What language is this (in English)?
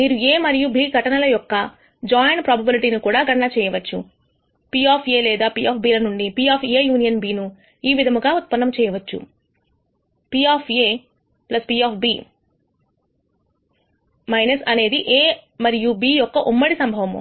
Telugu